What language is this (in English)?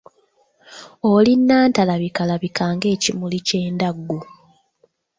Ganda